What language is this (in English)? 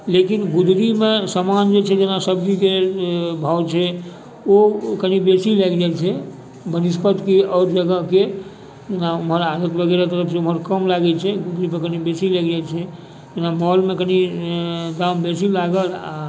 Maithili